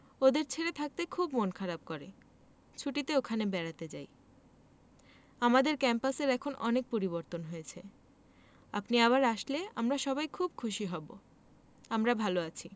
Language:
Bangla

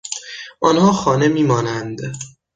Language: Persian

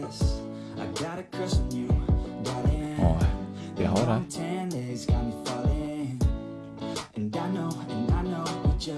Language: Vietnamese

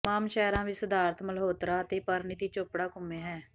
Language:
Punjabi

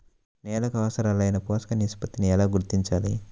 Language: Telugu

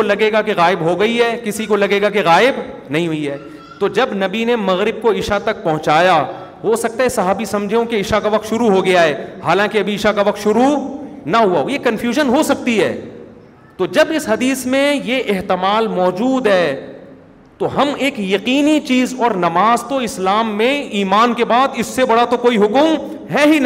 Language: Urdu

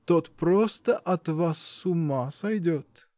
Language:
Russian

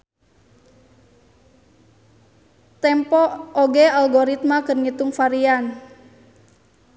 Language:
Sundanese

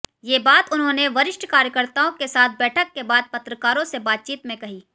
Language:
Hindi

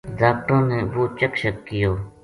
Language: Gujari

